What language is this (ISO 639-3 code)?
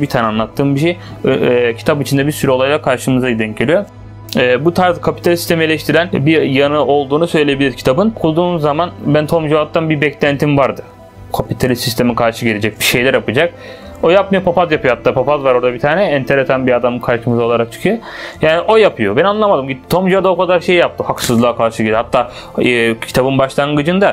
tur